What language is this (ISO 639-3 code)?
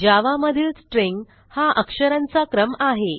mar